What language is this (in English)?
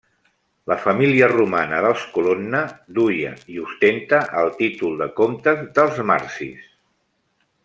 Catalan